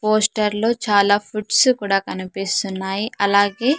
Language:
Telugu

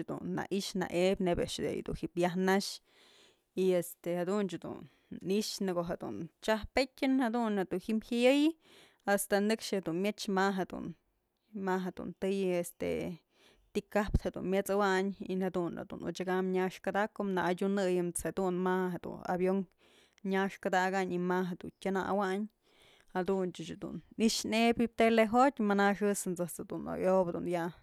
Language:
Mazatlán Mixe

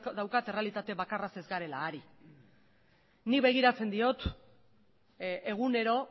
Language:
Basque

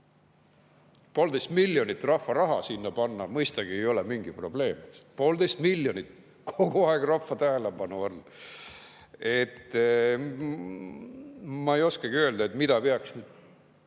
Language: Estonian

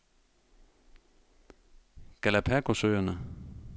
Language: Danish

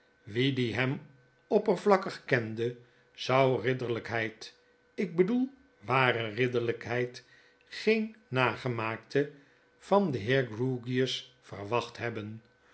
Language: Dutch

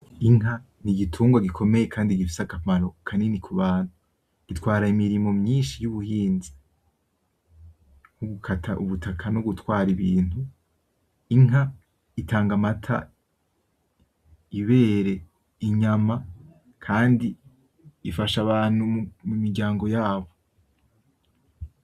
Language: Rundi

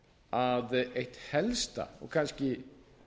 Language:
Icelandic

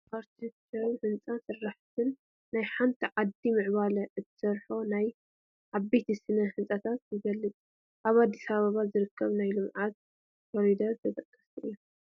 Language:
Tigrinya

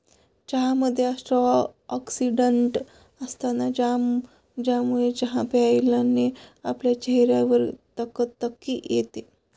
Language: Marathi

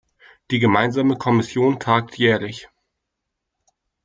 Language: German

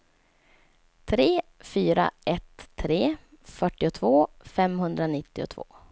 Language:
Swedish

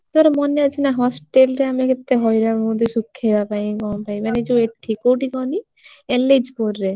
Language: Odia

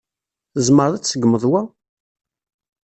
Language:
Kabyle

